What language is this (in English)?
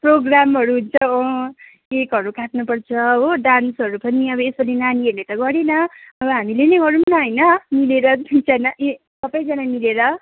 Nepali